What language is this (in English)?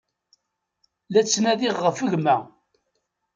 Kabyle